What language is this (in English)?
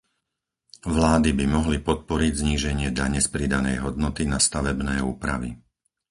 Slovak